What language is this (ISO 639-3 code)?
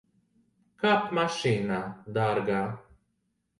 lav